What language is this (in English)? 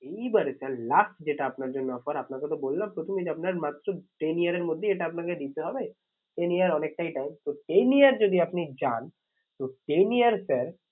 Bangla